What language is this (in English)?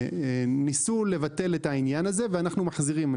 Hebrew